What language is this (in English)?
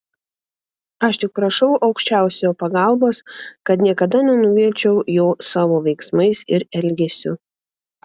Lithuanian